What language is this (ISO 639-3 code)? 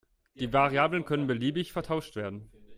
deu